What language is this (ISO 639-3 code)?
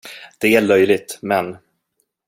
swe